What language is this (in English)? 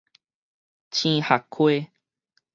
Min Nan Chinese